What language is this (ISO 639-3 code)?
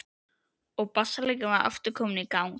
isl